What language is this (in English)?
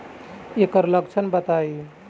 Bhojpuri